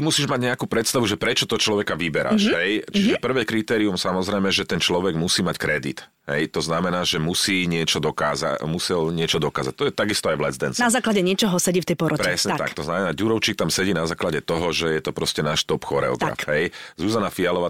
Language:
Slovak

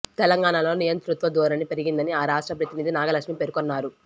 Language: Telugu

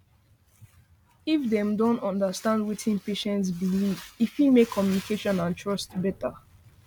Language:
Nigerian Pidgin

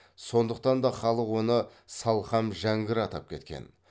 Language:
Kazakh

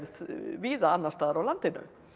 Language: Icelandic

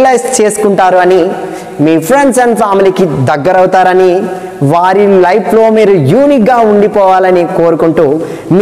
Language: Hindi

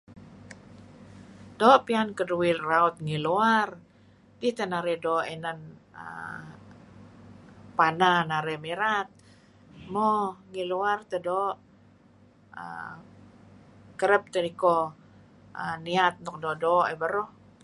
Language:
Kelabit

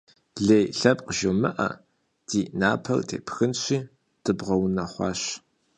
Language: Kabardian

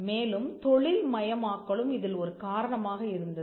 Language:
Tamil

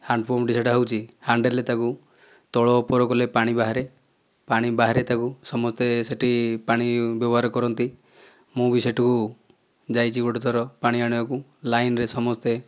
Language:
Odia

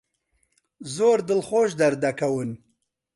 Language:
Central Kurdish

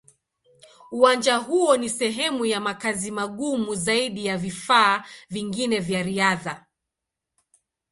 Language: Swahili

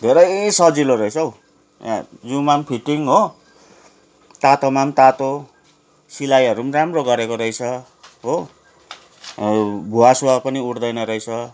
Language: Nepali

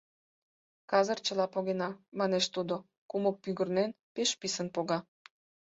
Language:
Mari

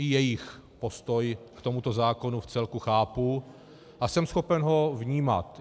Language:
Czech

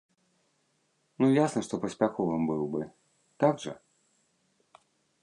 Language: Belarusian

